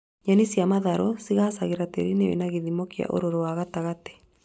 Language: Kikuyu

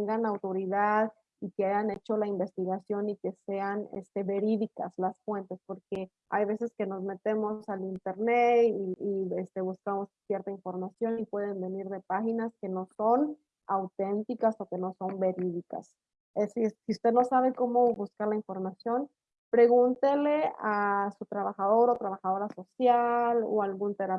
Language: Spanish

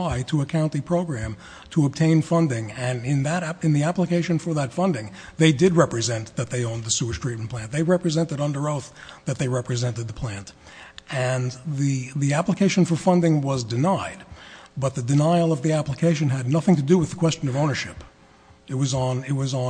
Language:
English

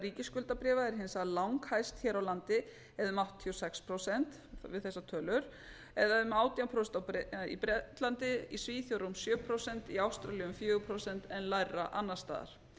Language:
Icelandic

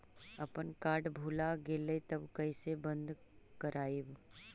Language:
Magahi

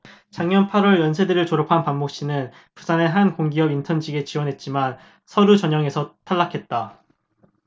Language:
Korean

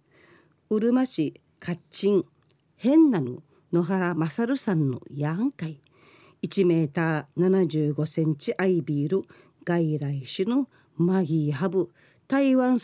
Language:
Japanese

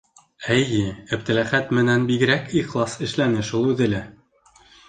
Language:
Bashkir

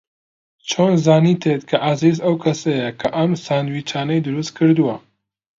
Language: Central Kurdish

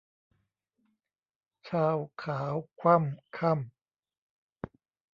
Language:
Thai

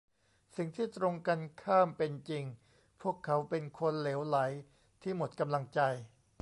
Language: Thai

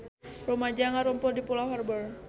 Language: Sundanese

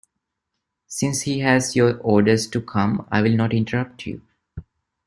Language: English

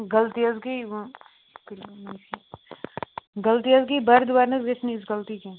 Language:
Kashmiri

